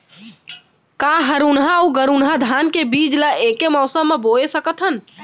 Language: Chhattisgarhi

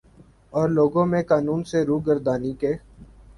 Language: Urdu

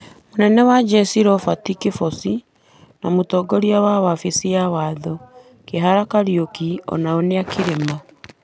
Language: Kikuyu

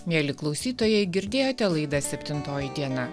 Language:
Lithuanian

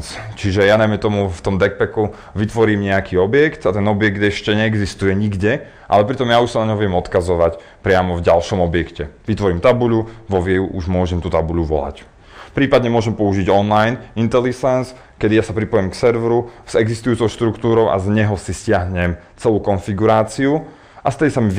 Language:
Slovak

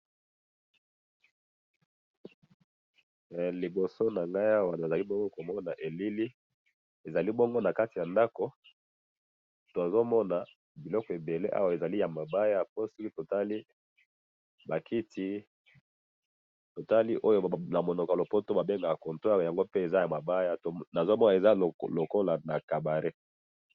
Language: Lingala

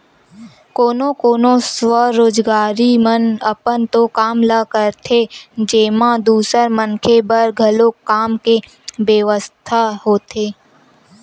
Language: Chhattisgarhi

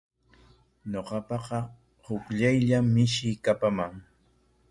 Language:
Corongo Ancash Quechua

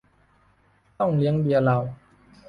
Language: Thai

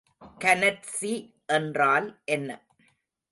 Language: Tamil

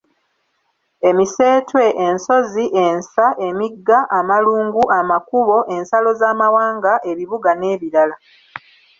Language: Ganda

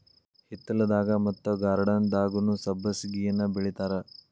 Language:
Kannada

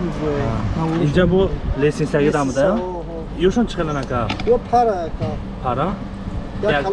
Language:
Turkish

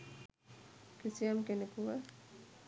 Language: Sinhala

